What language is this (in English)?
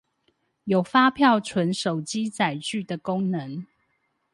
Chinese